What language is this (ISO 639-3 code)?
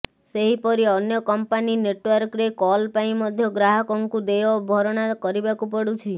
ori